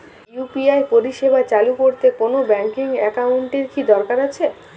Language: Bangla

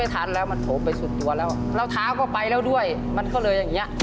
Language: Thai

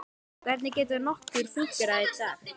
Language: Icelandic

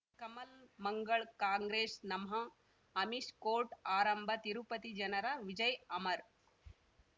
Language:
Kannada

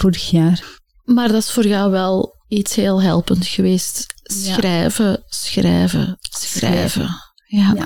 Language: Dutch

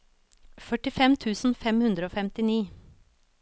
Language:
Norwegian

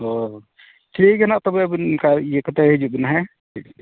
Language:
Santali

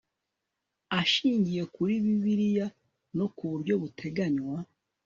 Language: Kinyarwanda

